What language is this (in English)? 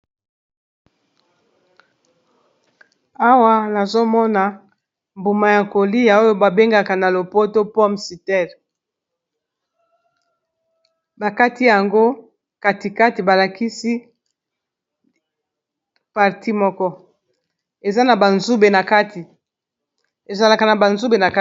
Lingala